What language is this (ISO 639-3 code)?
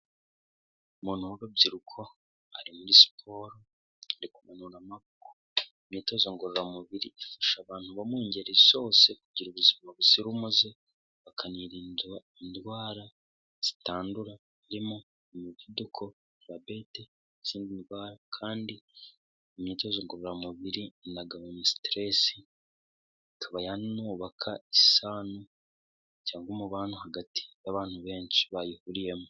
kin